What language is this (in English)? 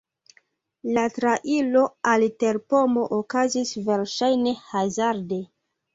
Esperanto